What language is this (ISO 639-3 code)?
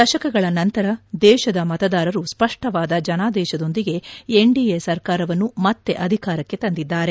kan